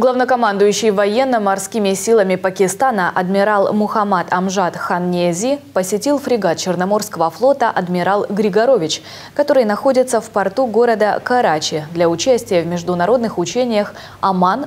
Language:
Russian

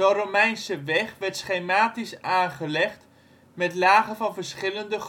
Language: Dutch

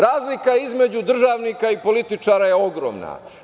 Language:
Serbian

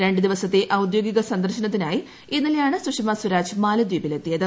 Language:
Malayalam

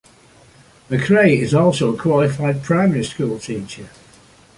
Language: English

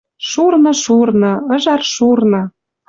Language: Western Mari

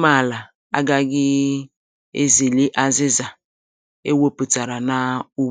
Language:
Igbo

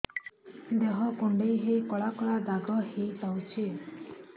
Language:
Odia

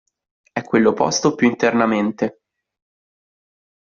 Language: Italian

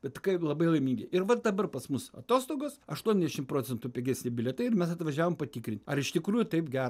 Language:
Lithuanian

